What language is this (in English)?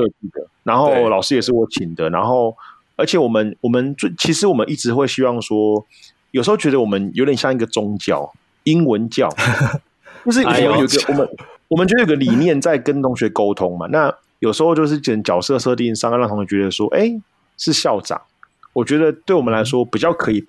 Chinese